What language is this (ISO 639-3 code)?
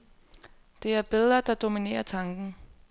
dan